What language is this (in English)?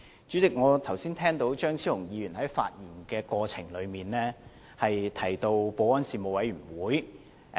Cantonese